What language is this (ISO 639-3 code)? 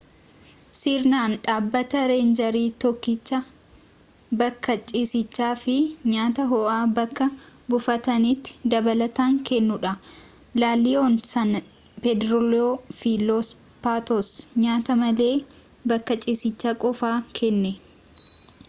orm